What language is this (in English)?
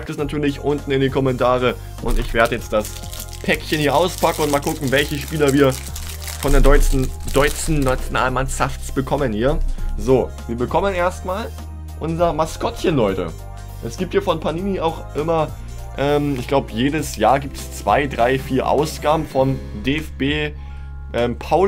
German